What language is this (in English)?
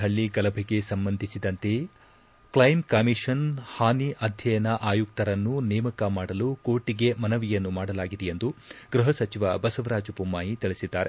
Kannada